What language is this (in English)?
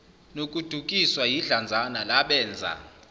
Zulu